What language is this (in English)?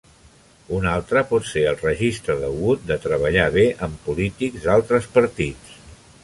Catalan